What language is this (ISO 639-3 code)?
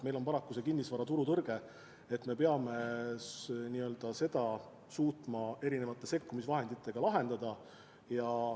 est